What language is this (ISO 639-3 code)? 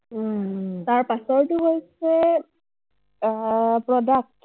asm